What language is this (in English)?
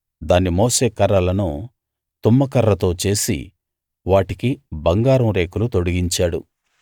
Telugu